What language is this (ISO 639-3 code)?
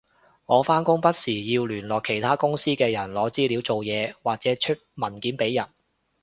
yue